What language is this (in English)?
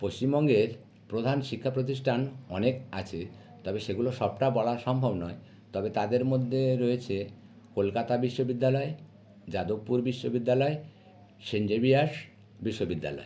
Bangla